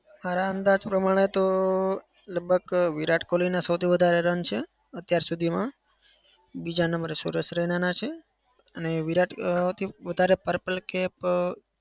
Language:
Gujarati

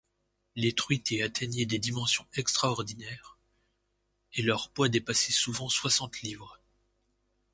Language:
French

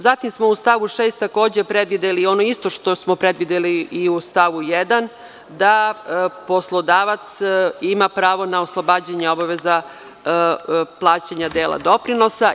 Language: Serbian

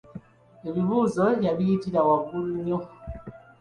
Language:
Ganda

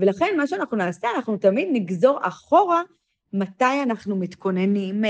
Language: Hebrew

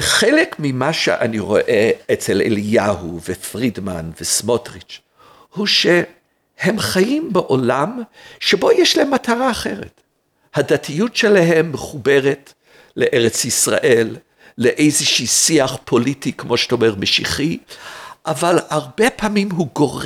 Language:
Hebrew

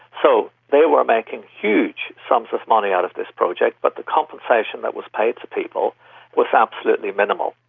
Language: English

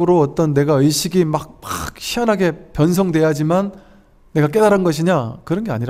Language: Korean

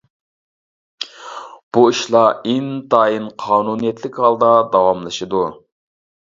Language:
Uyghur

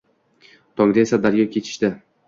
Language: Uzbek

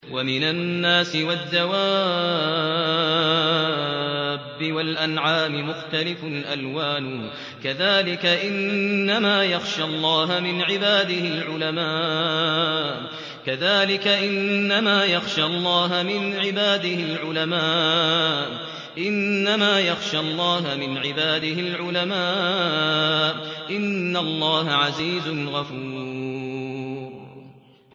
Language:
Arabic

